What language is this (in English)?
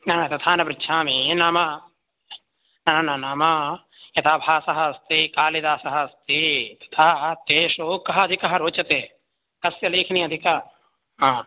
Sanskrit